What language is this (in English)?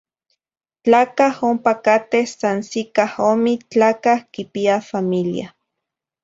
Zacatlán-Ahuacatlán-Tepetzintla Nahuatl